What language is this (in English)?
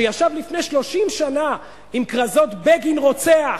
Hebrew